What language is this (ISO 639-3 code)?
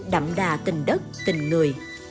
vie